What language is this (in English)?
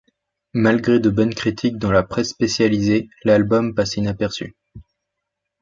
French